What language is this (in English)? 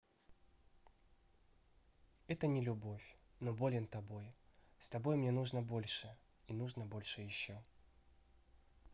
Russian